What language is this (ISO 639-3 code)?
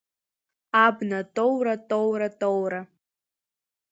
abk